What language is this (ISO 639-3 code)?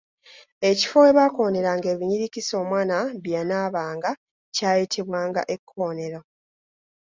lug